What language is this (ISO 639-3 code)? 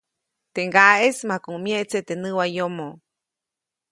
zoc